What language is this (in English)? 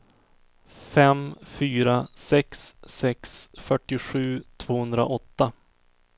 Swedish